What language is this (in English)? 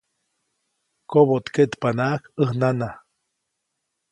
Copainalá Zoque